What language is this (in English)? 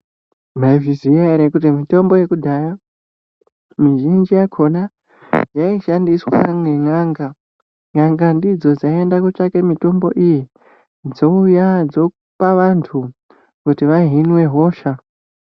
Ndau